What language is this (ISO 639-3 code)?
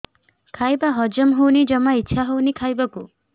ori